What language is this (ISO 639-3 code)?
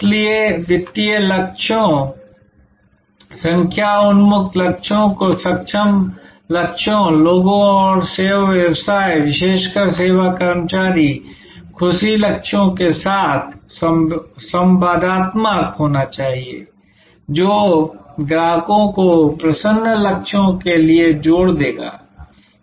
hin